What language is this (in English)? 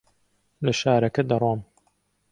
Central Kurdish